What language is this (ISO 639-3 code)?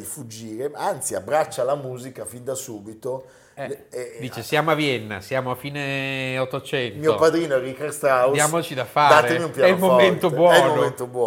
ita